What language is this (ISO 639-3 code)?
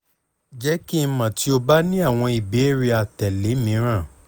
yor